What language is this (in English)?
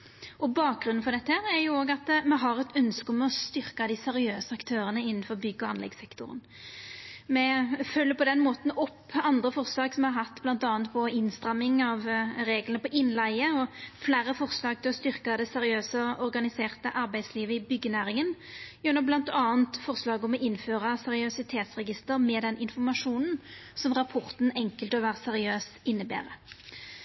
Norwegian Nynorsk